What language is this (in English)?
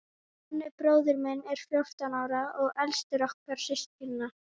Icelandic